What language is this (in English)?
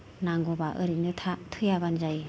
Bodo